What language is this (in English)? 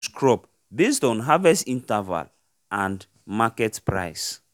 Nigerian Pidgin